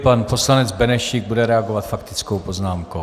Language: Czech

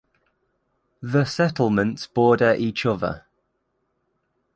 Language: English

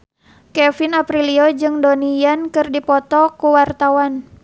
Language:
Sundanese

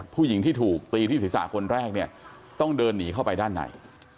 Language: Thai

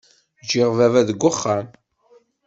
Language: Kabyle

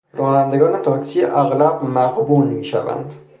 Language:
Persian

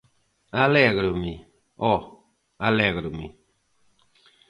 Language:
Galician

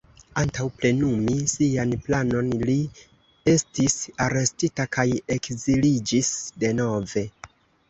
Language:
Esperanto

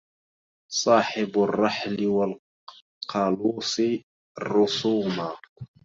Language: Arabic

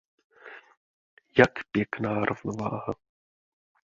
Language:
Czech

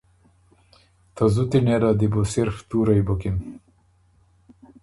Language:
Ormuri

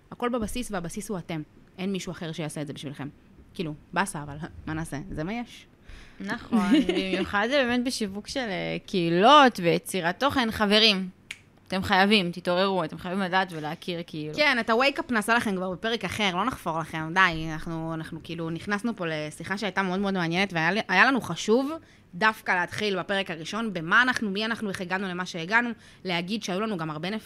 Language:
Hebrew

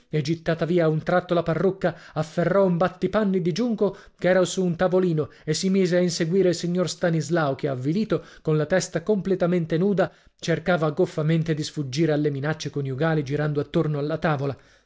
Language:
Italian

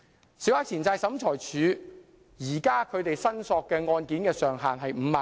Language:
Cantonese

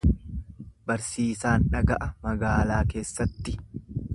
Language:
Oromo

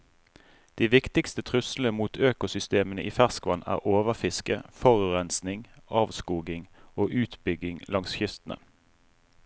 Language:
Norwegian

